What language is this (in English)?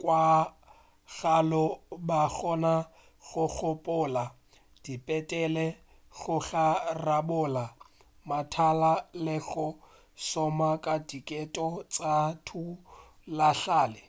Northern Sotho